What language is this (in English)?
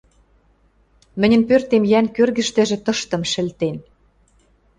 Western Mari